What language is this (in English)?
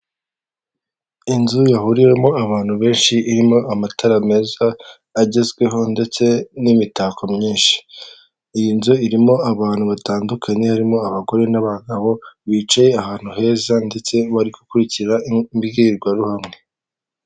Kinyarwanda